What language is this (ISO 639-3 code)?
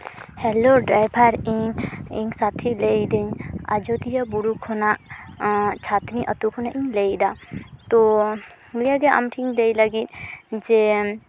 sat